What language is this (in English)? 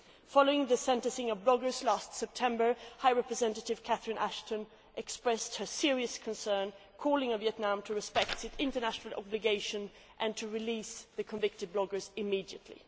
English